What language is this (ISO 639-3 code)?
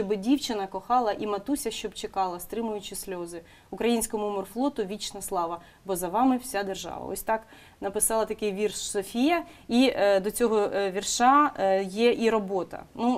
ukr